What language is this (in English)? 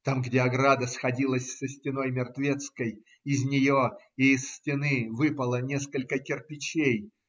Russian